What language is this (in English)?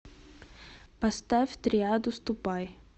Russian